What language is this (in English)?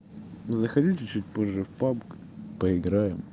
Russian